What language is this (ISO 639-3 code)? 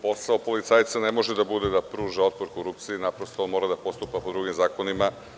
srp